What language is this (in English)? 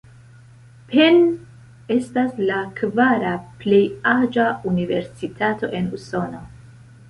Esperanto